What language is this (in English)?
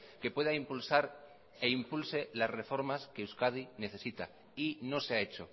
Spanish